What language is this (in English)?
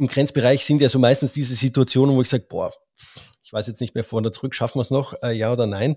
German